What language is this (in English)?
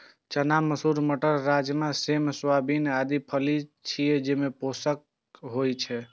Maithili